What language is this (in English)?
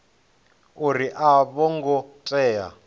Venda